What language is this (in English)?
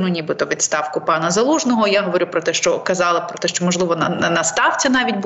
Ukrainian